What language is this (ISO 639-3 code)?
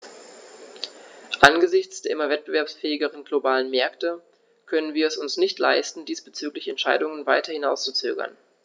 deu